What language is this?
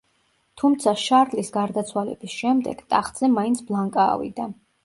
Georgian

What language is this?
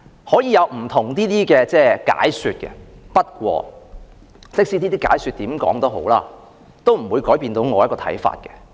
Cantonese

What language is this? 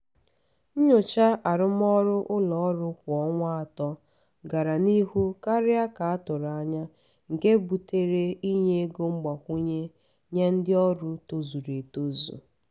Igbo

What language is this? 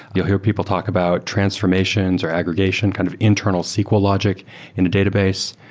English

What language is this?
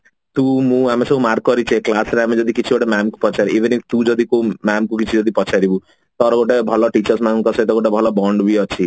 Odia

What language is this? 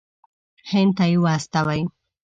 Pashto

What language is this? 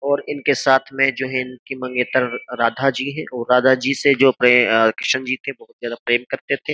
Hindi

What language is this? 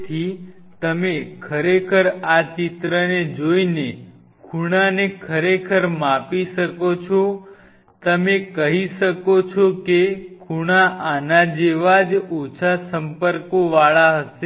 Gujarati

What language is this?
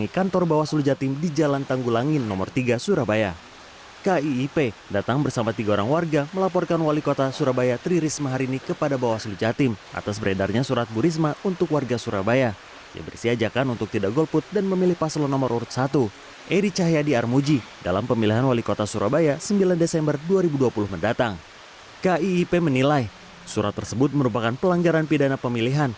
Indonesian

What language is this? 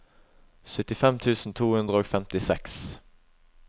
Norwegian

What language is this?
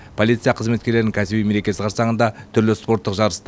Kazakh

